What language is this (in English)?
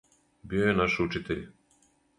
Serbian